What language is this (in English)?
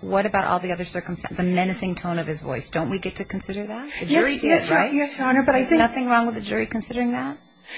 English